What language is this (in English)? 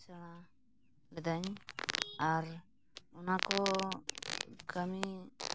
Santali